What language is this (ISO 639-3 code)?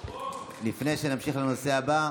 heb